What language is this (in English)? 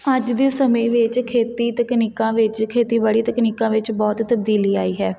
Punjabi